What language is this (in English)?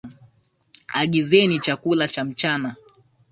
Swahili